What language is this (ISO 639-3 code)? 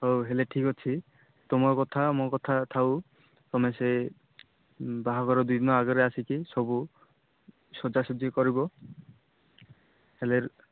ori